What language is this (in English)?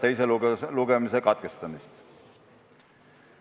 Estonian